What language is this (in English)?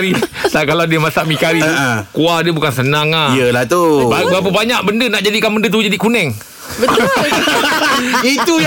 Malay